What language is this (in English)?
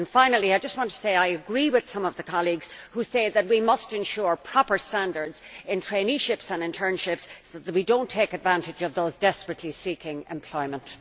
English